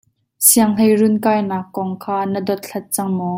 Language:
Hakha Chin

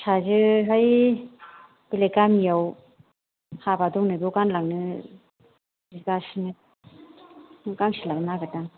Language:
Bodo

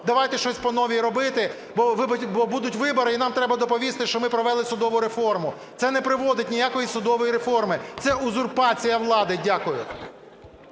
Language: Ukrainian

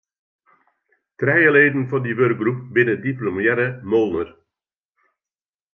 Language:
Western Frisian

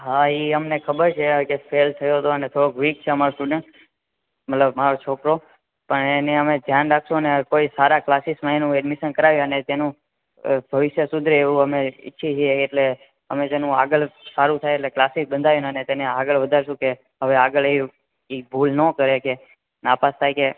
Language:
Gujarati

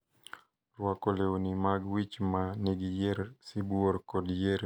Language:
Luo (Kenya and Tanzania)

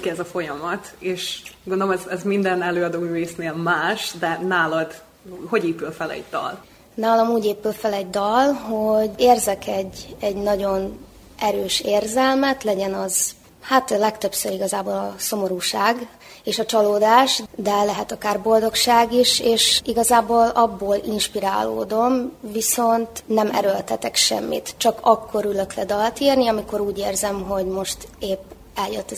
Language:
Hungarian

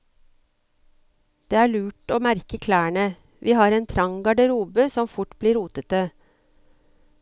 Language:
Norwegian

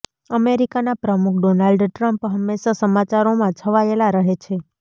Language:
Gujarati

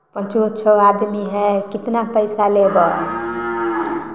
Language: Maithili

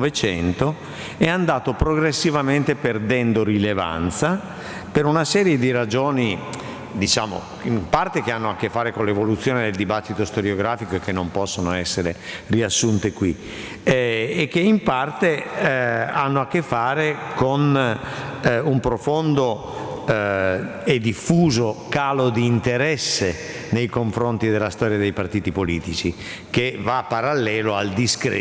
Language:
Italian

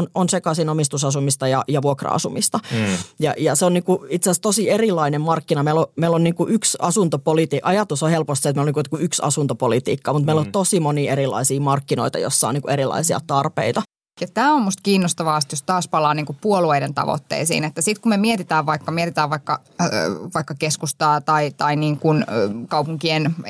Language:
Finnish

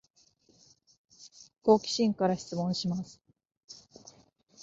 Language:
Japanese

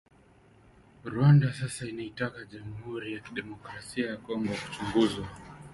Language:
Swahili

